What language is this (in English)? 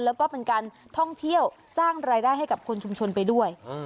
Thai